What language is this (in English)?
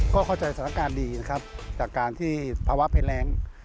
Thai